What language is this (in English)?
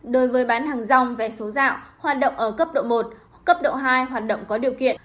Vietnamese